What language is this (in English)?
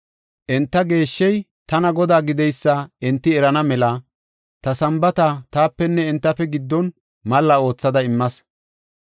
Gofa